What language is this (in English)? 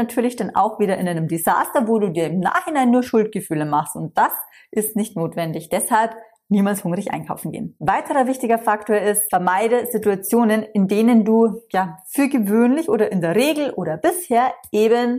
German